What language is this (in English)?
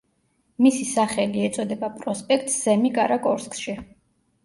Georgian